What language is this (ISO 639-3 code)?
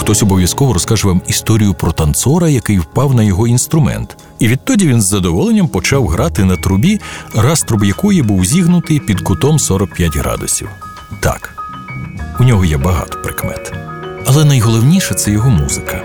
ukr